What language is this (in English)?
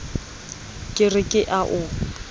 Southern Sotho